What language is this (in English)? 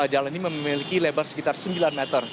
Indonesian